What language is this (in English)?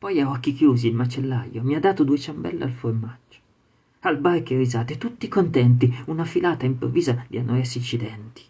Italian